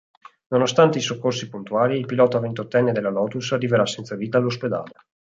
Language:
Italian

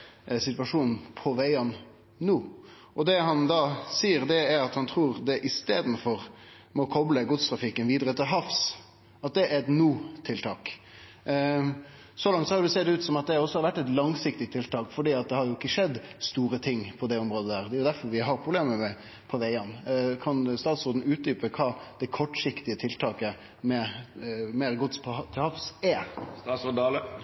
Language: Norwegian Nynorsk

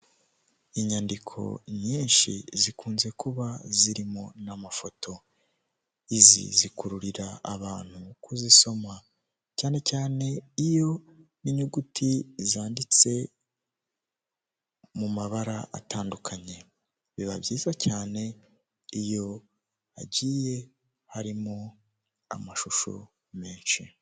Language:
Kinyarwanda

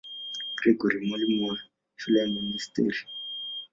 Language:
Swahili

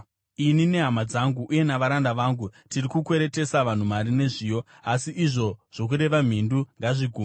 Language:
Shona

